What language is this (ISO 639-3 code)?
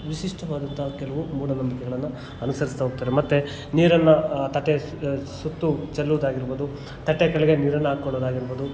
kan